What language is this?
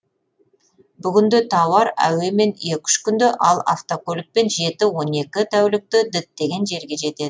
Kazakh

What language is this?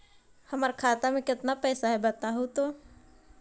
Magahi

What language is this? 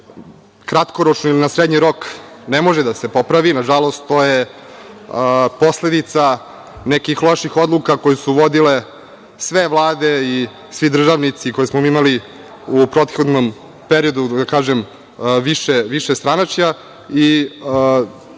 Serbian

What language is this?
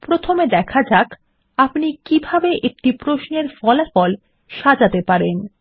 Bangla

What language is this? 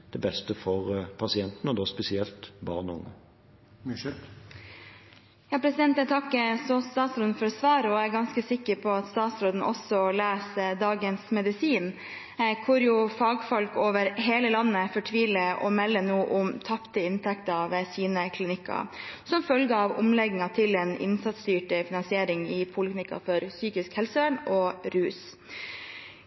Norwegian Bokmål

